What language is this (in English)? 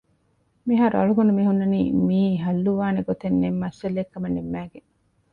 Divehi